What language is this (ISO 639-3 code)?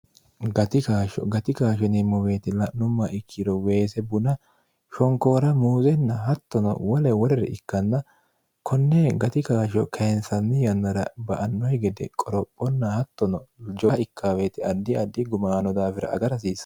sid